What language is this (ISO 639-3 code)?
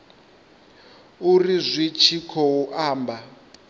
ven